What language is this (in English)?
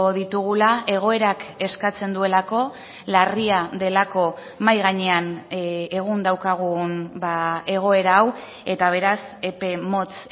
Basque